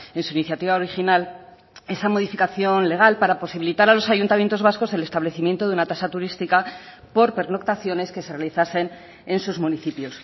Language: Spanish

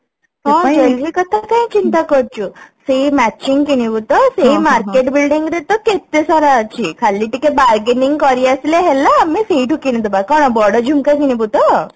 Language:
Odia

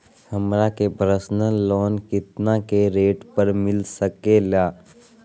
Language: Magahi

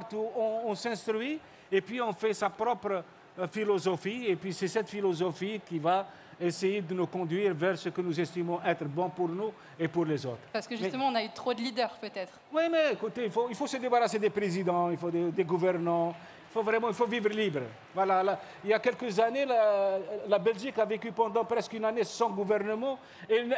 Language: French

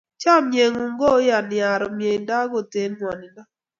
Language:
Kalenjin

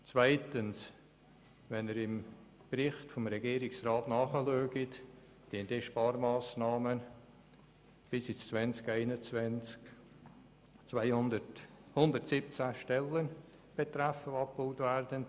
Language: Swiss German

